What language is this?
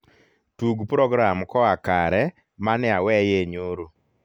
Luo (Kenya and Tanzania)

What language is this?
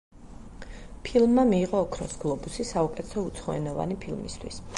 Georgian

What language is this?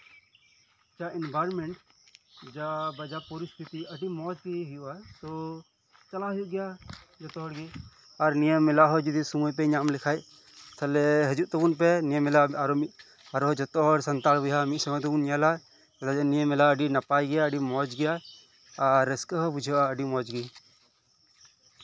Santali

